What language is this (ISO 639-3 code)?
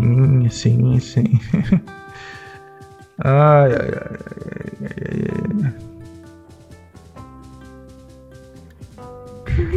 por